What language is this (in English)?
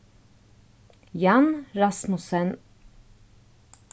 Faroese